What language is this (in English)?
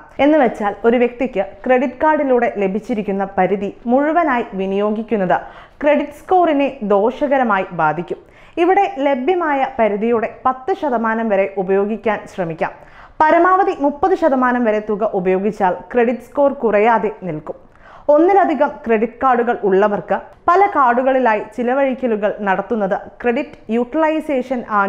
Romanian